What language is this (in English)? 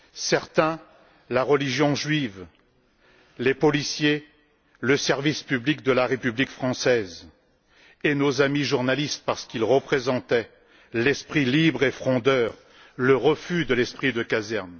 French